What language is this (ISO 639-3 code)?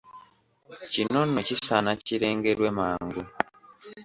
lug